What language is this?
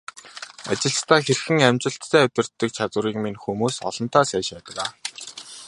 Mongolian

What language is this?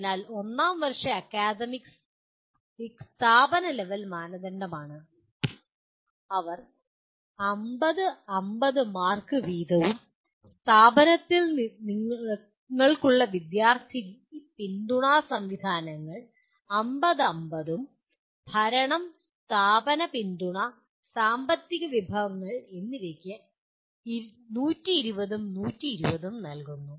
Malayalam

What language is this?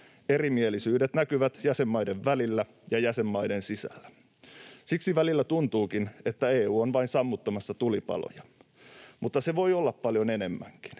Finnish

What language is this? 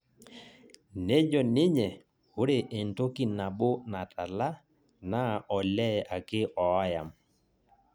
Masai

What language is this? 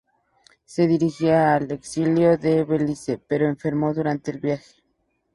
Spanish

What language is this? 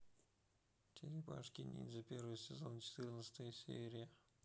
Russian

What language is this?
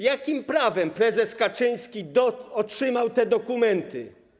Polish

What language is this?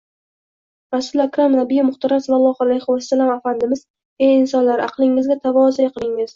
Uzbek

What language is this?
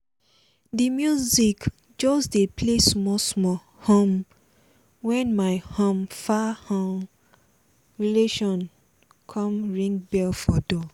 Nigerian Pidgin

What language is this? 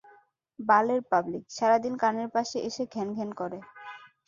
Bangla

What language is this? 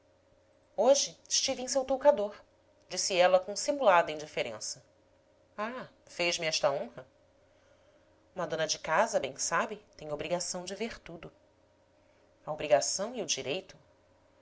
Portuguese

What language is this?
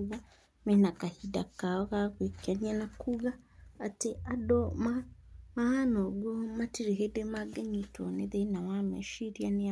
Kikuyu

